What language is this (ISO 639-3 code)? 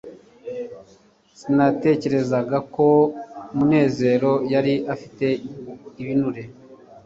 kin